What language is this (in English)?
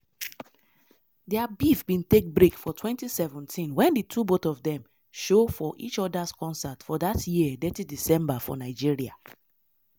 Nigerian Pidgin